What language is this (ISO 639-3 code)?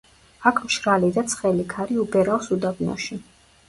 kat